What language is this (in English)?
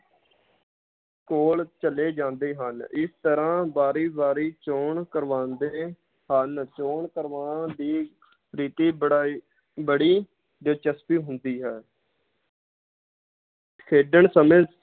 Punjabi